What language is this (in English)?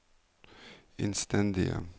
Norwegian